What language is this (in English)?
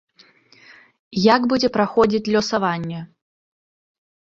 Belarusian